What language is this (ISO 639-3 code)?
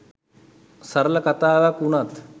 sin